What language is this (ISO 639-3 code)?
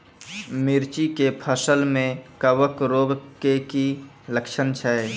mai